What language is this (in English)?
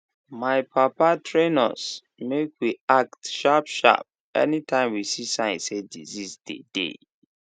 Nigerian Pidgin